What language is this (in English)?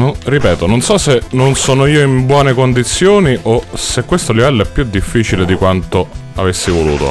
Italian